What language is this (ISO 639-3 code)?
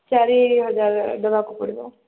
ori